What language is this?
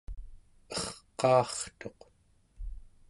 Central Yupik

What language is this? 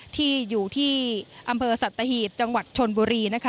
Thai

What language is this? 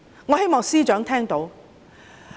Cantonese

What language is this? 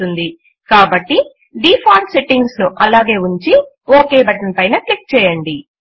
Telugu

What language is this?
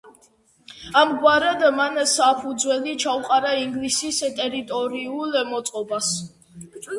Georgian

